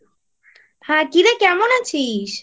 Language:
Bangla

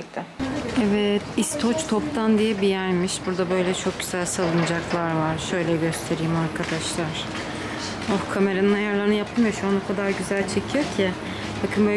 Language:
Turkish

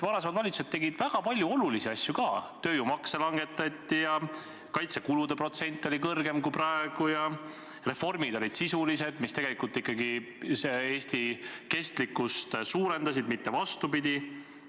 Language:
Estonian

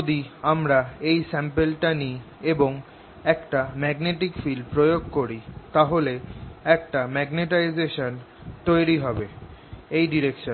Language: Bangla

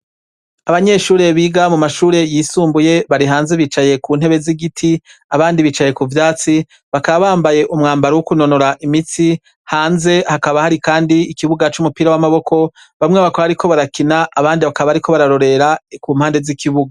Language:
Rundi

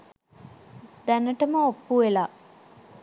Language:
Sinhala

